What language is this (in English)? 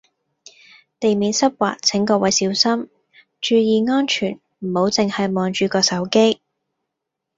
Cantonese